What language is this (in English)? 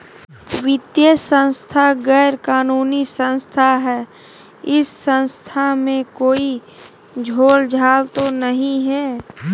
Magahi